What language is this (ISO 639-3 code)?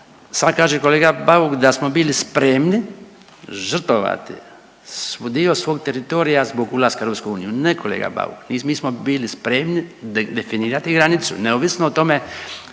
hrv